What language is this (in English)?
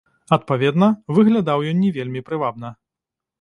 Belarusian